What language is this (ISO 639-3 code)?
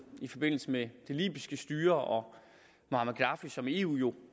dan